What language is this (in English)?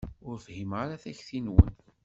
Kabyle